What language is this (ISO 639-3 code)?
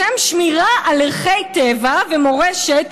heb